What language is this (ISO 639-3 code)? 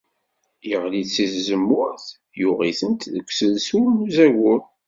kab